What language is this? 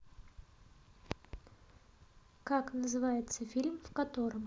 Russian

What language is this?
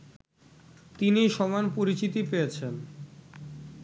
Bangla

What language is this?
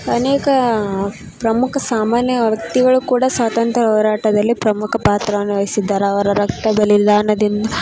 Kannada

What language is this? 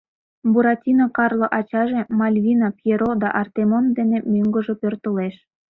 Mari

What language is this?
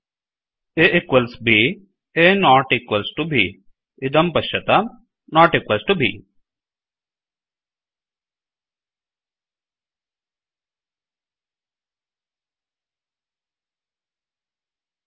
Sanskrit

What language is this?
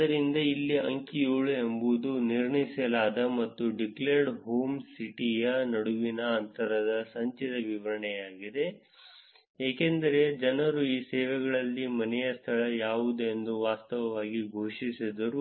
Kannada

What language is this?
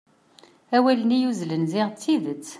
Kabyle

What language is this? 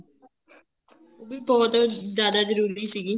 Punjabi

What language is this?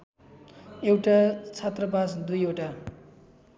Nepali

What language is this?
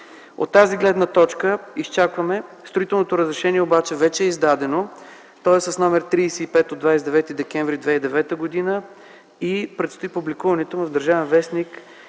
Bulgarian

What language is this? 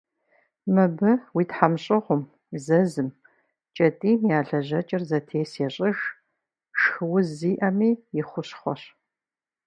Kabardian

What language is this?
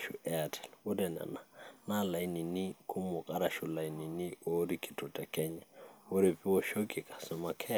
Masai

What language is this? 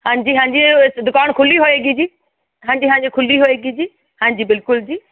Punjabi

